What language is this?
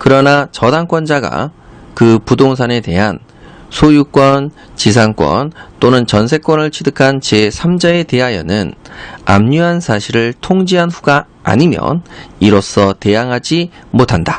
Korean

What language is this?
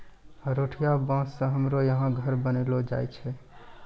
Maithili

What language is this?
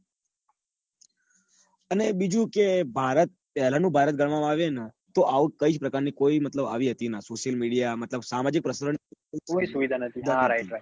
Gujarati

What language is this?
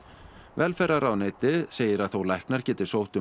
Icelandic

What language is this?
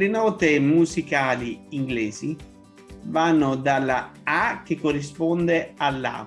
Italian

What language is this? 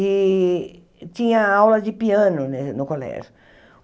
Portuguese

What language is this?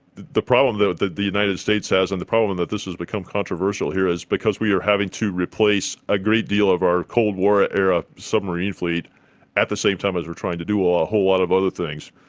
English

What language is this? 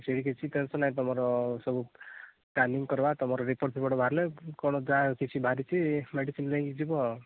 Odia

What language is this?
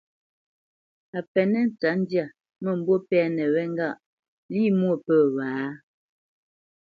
Bamenyam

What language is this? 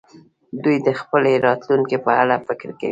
Pashto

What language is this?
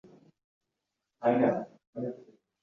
Uzbek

